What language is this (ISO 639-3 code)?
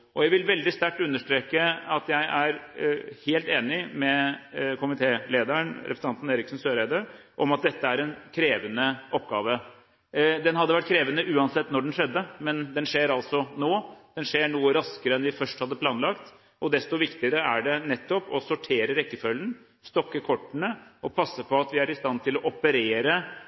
nob